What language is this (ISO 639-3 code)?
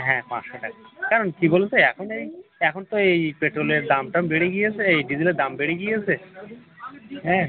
ben